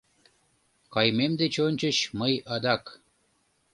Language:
Mari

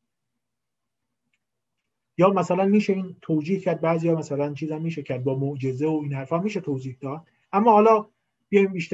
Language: Persian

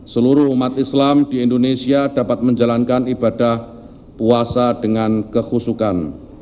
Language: Indonesian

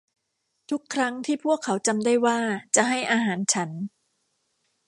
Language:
Thai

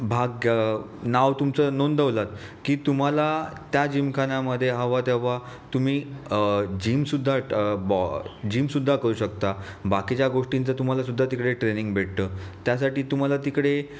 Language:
Marathi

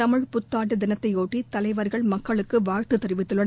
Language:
Tamil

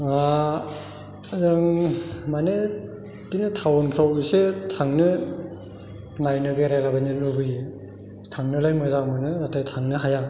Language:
Bodo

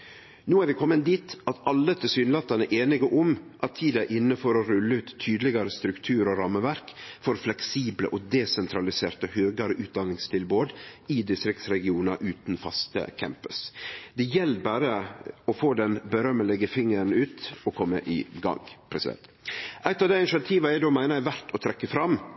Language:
Norwegian Nynorsk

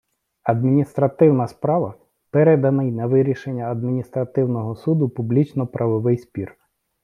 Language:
Ukrainian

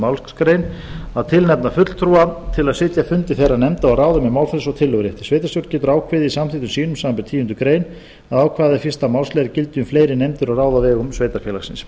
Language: Icelandic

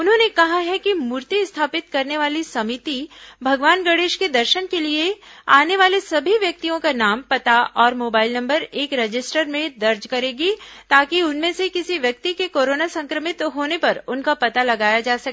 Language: Hindi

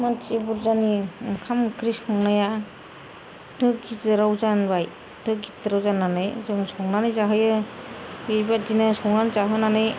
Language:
Bodo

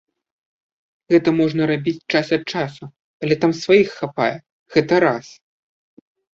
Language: Belarusian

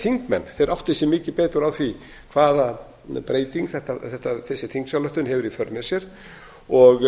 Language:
Icelandic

